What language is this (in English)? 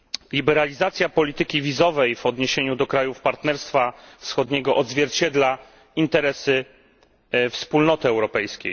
Polish